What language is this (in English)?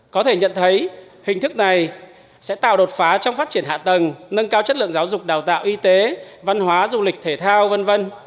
Vietnamese